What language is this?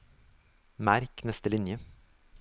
Norwegian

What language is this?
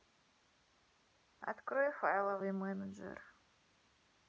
Russian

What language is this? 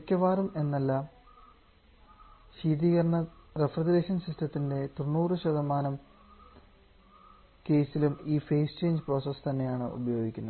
Malayalam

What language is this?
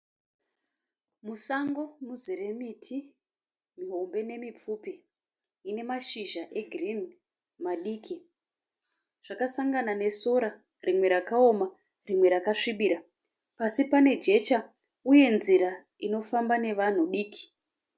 Shona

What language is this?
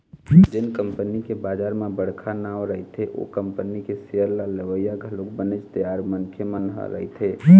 Chhattisgarhi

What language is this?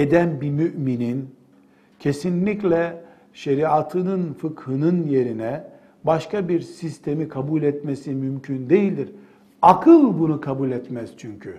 Turkish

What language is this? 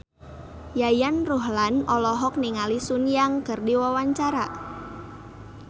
Sundanese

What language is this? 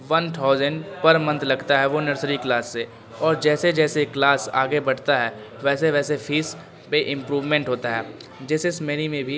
Urdu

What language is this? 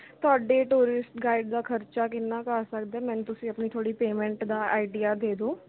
Punjabi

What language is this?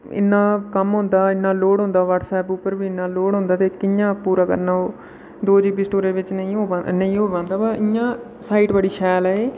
Dogri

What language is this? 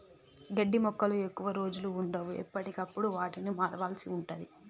Telugu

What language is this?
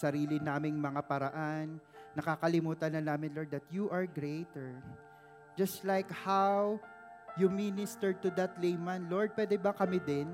Filipino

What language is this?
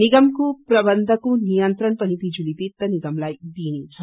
Nepali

